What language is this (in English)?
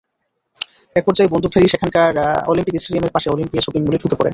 Bangla